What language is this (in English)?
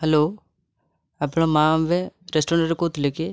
Odia